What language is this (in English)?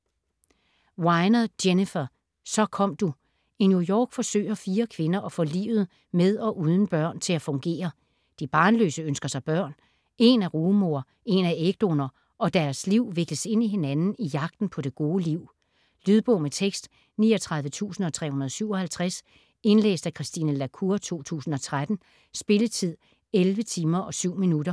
Danish